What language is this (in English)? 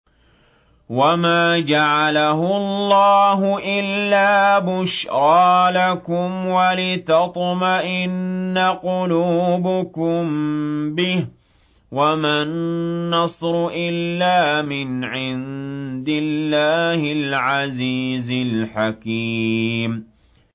Arabic